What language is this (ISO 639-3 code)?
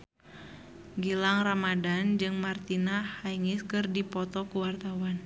sun